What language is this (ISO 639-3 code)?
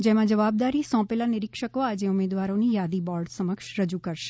guj